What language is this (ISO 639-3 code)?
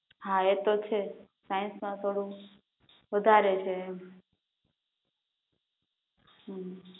guj